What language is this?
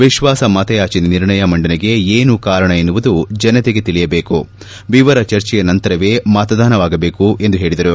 Kannada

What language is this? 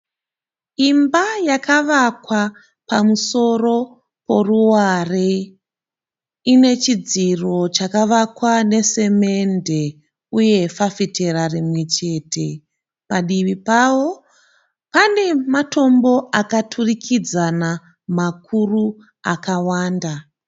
Shona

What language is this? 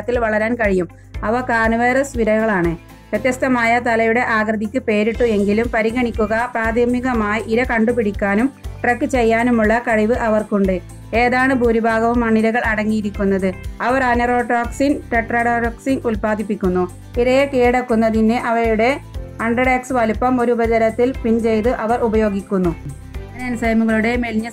Spanish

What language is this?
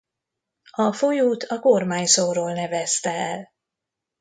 Hungarian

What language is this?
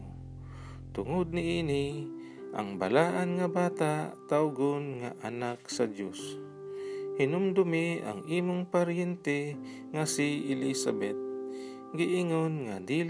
Filipino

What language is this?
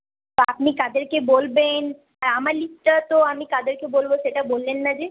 Bangla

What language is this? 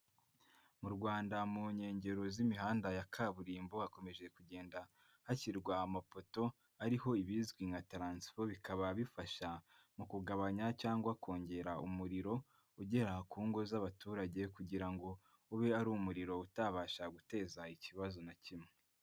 Kinyarwanda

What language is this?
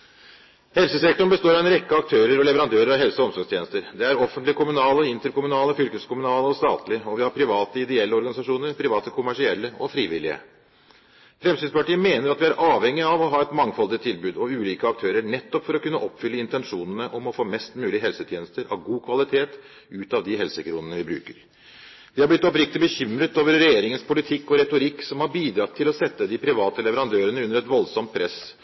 Norwegian Bokmål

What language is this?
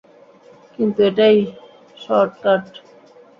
Bangla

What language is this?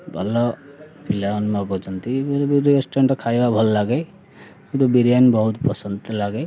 Odia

